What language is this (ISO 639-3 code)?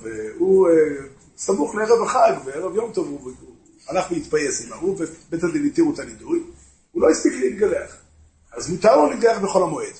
heb